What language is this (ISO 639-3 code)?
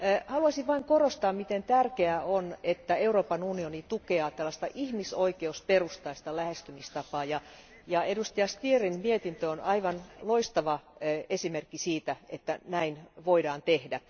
fin